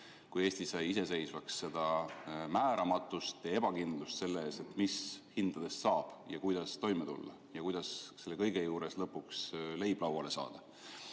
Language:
Estonian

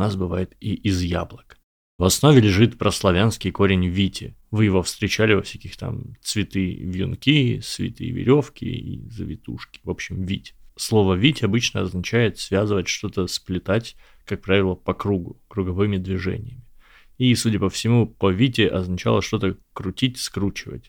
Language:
Russian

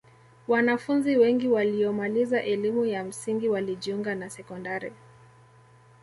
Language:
Swahili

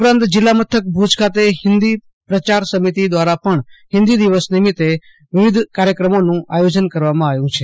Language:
Gujarati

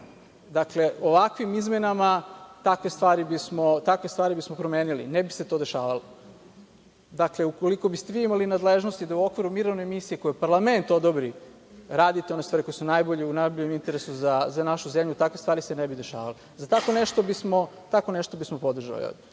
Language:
Serbian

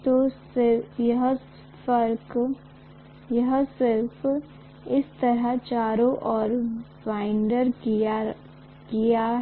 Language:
Hindi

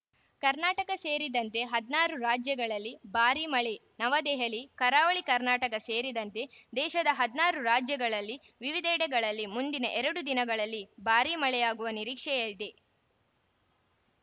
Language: Kannada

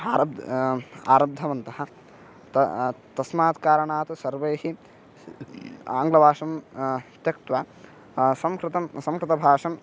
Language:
Sanskrit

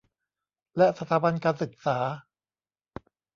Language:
Thai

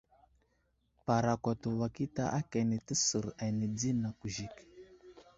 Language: Wuzlam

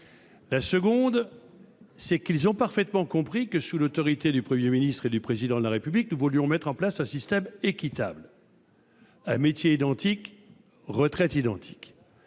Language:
French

